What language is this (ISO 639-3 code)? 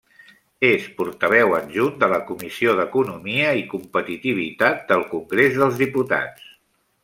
cat